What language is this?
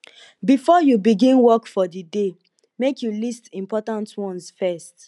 Nigerian Pidgin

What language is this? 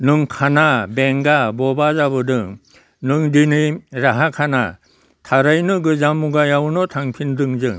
Bodo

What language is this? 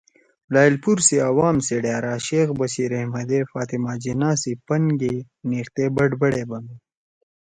Torwali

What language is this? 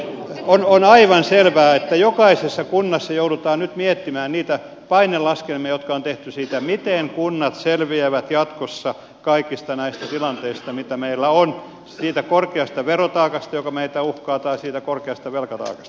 Finnish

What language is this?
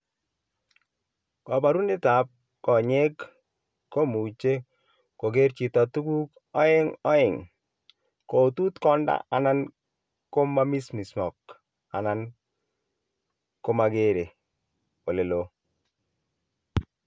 Kalenjin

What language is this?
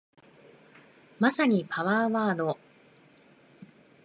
Japanese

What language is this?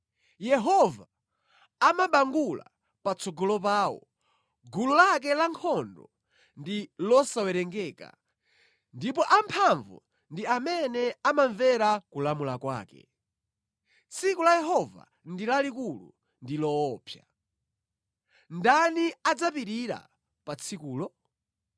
Nyanja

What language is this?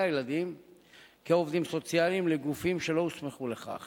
Hebrew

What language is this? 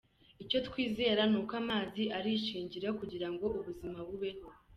Kinyarwanda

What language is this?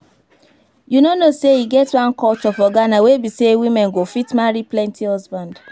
Nigerian Pidgin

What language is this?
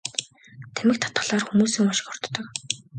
Mongolian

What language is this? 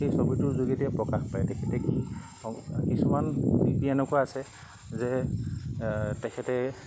Assamese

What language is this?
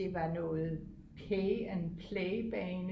Danish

